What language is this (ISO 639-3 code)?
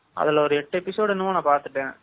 tam